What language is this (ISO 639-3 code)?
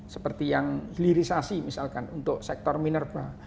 ind